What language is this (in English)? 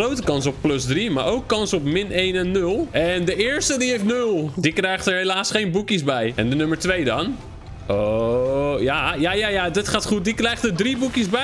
Dutch